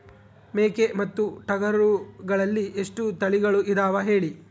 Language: Kannada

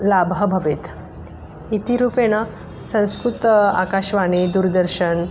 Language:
Sanskrit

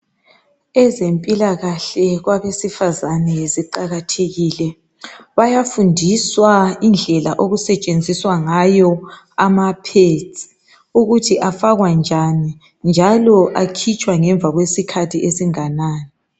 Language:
North Ndebele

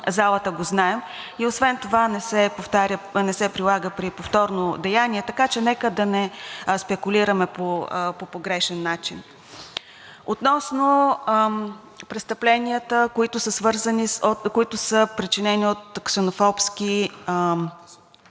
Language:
Bulgarian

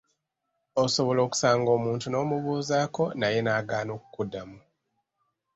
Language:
Ganda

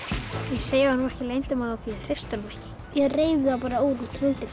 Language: Icelandic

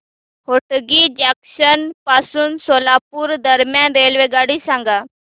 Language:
Marathi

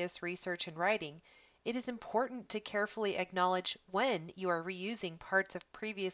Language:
English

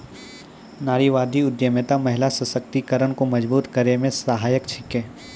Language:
Maithili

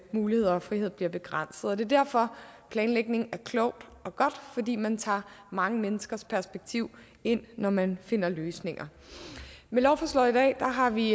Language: Danish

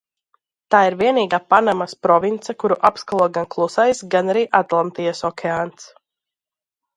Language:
Latvian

